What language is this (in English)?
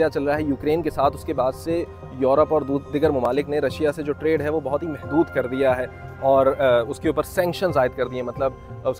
Hindi